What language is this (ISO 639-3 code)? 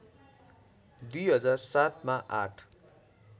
nep